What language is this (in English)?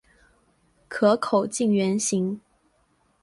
Chinese